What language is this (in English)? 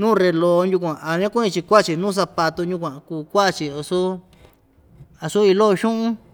Ixtayutla Mixtec